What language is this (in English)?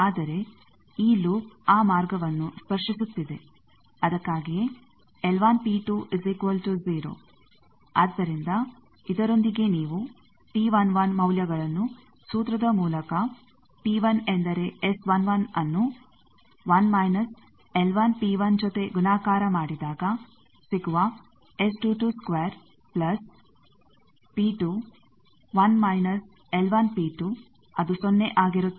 Kannada